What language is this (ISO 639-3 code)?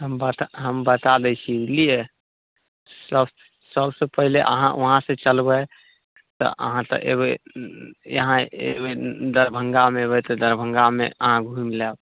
mai